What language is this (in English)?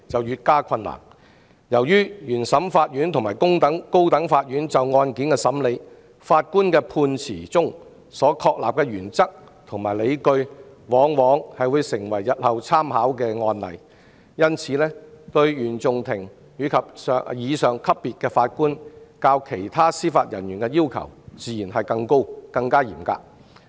Cantonese